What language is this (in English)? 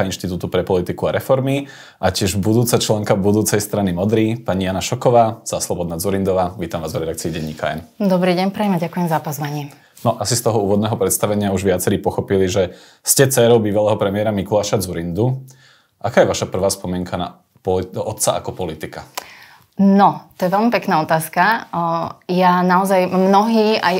Slovak